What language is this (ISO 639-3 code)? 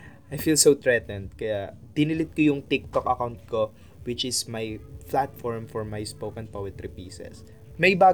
fil